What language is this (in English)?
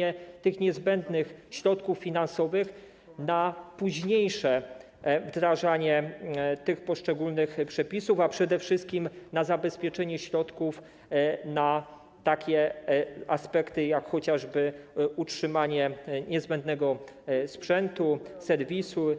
Polish